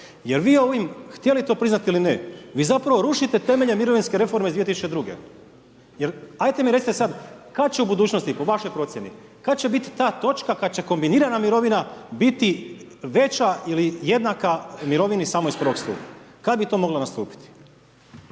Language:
Croatian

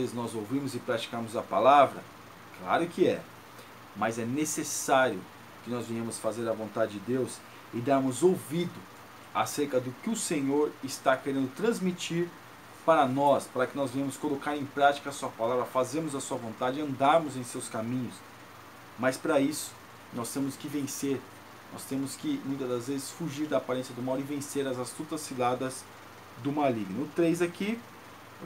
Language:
Portuguese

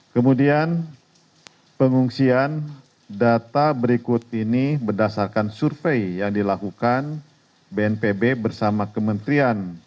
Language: Indonesian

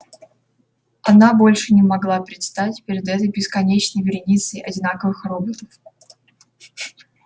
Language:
Russian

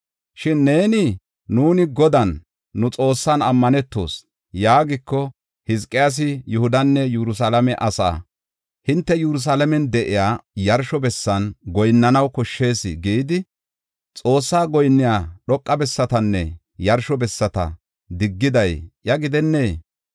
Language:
Gofa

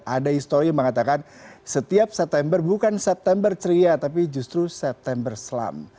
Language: Indonesian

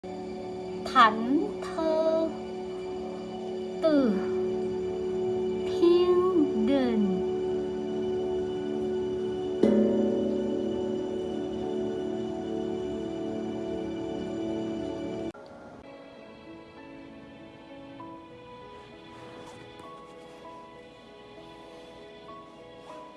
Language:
Vietnamese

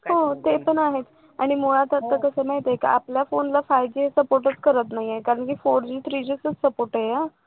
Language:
Marathi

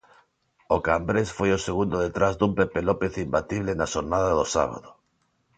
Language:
Galician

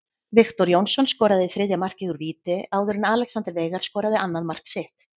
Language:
Icelandic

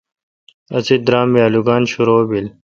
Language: Kalkoti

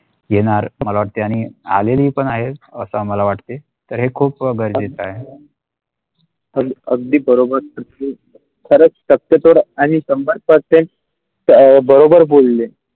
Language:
Marathi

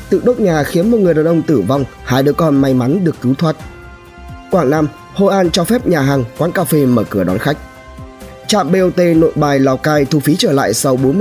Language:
Vietnamese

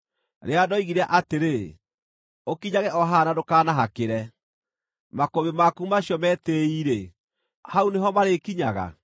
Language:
Kikuyu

